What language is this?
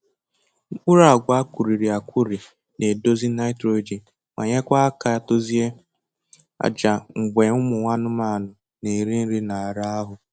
Igbo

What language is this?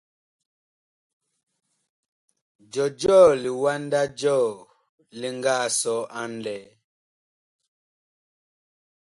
Bakoko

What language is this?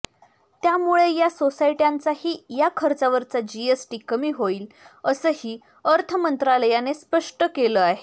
Marathi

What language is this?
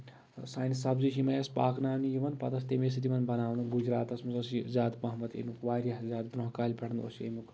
Kashmiri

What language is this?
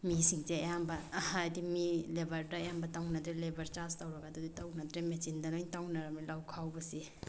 Manipuri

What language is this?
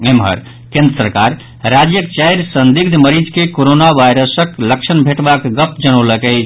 Maithili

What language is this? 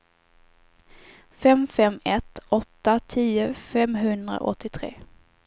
Swedish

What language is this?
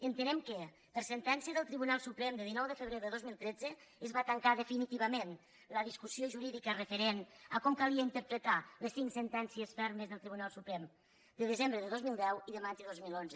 Catalan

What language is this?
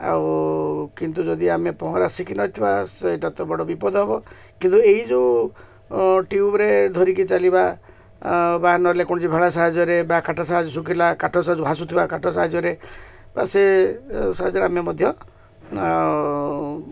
Odia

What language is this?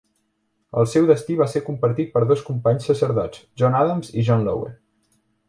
Catalan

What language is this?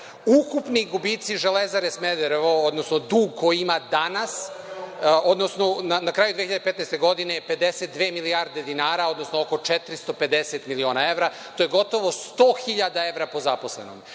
Serbian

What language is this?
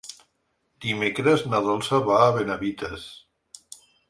Catalan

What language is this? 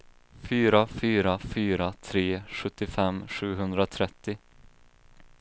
Swedish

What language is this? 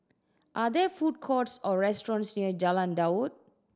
English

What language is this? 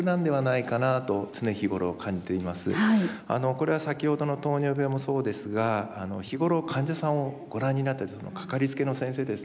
Japanese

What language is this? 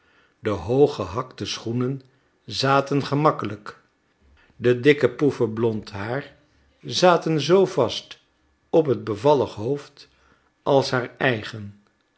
Dutch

